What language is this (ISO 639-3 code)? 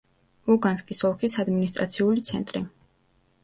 kat